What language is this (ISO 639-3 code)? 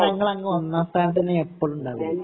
mal